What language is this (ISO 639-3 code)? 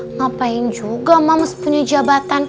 ind